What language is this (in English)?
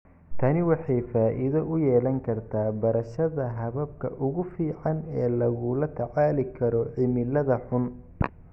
Somali